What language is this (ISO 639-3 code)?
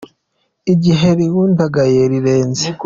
kin